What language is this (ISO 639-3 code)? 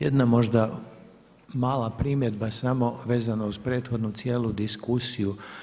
hrv